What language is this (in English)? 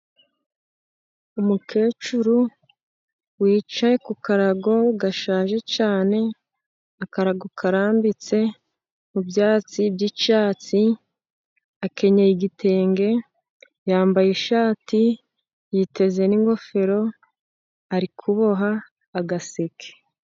Kinyarwanda